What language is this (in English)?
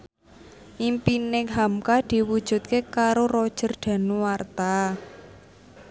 Javanese